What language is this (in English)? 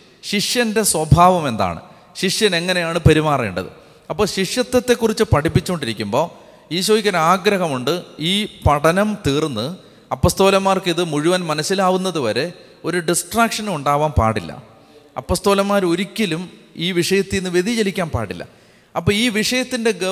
Malayalam